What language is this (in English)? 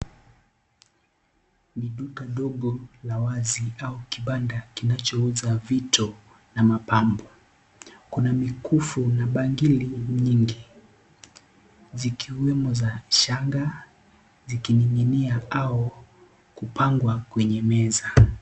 Swahili